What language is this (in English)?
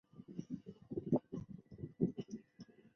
Chinese